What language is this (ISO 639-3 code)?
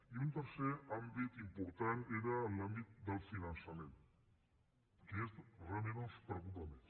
cat